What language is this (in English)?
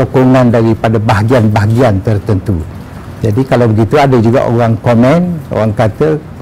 Malay